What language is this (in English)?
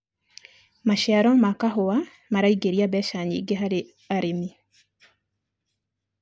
Kikuyu